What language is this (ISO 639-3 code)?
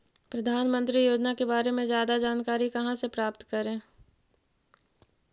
mag